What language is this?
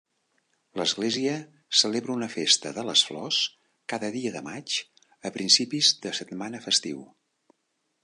Catalan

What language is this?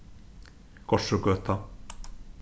Faroese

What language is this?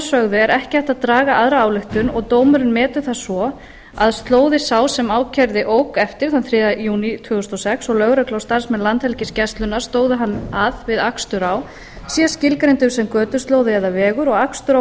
Icelandic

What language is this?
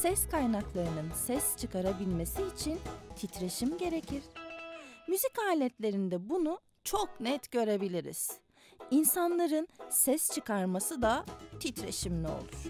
Turkish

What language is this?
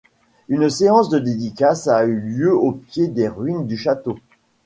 French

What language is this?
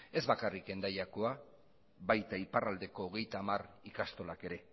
Basque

